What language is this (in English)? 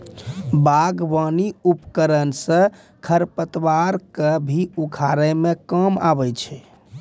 Maithili